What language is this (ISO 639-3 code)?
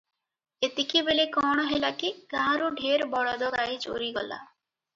ori